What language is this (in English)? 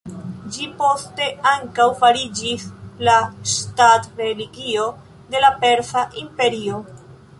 Esperanto